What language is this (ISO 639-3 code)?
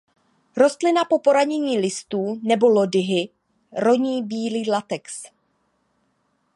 ces